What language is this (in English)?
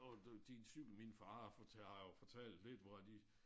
Danish